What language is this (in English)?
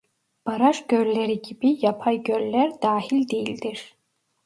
Turkish